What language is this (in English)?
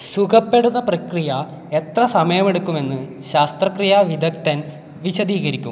Malayalam